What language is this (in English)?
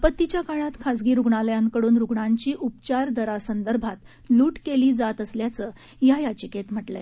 Marathi